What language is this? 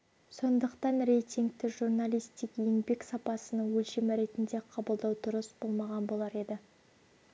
Kazakh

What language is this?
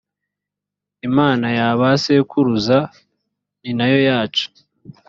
Kinyarwanda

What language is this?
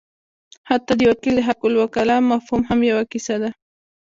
Pashto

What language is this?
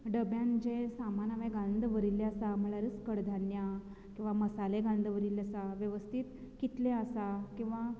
Konkani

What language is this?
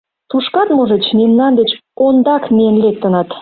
Mari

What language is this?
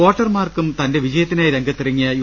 Malayalam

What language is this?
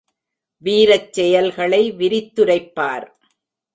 Tamil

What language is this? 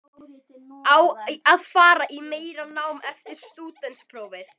Icelandic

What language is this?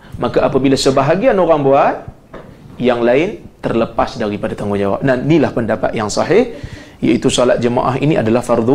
Malay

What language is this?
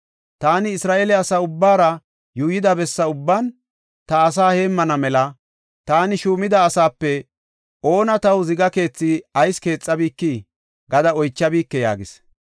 Gofa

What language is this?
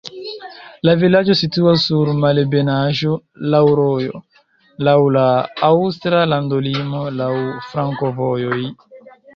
Esperanto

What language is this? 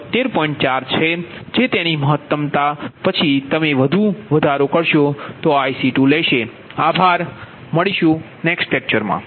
Gujarati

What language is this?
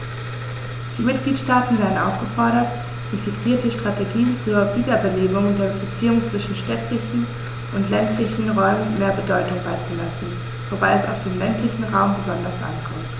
German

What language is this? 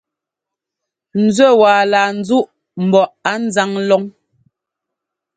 Ngomba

